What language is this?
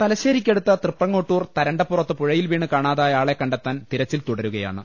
Malayalam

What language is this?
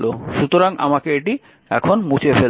Bangla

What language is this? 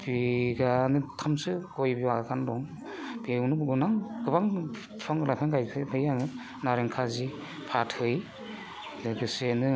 Bodo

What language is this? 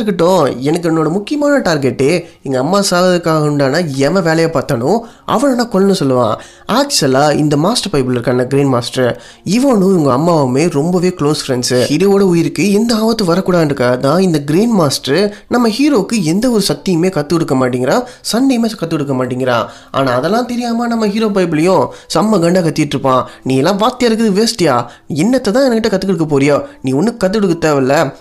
Tamil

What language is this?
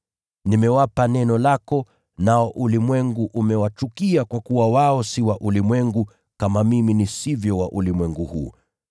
Swahili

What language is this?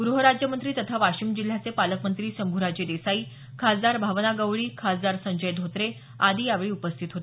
Marathi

